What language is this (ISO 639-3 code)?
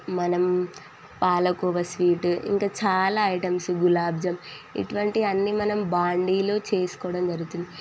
tel